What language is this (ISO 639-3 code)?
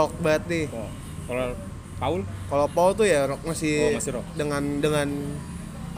ind